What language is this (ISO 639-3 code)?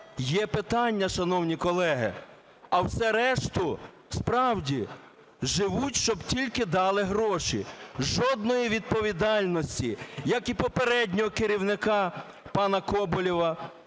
ukr